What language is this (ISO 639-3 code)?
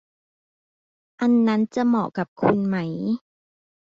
tha